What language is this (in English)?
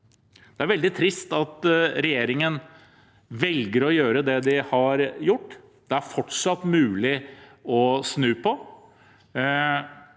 Norwegian